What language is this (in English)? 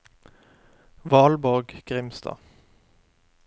Norwegian